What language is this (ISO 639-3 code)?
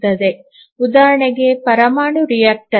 kan